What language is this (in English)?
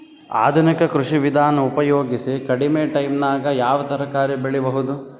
Kannada